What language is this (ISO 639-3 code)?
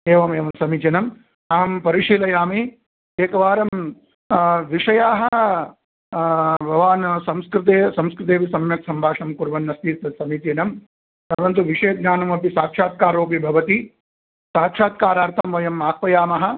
san